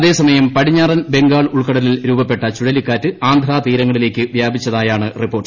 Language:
Malayalam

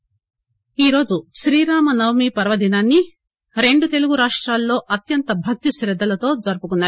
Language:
Telugu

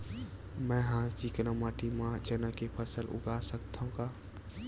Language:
Chhattisgarhi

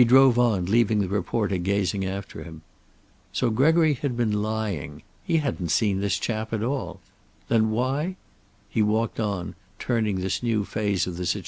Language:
English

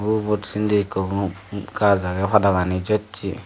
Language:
Chakma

